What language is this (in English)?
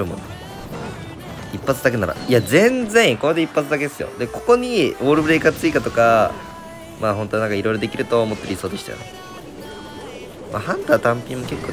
Japanese